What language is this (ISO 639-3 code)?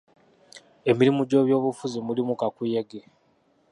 lug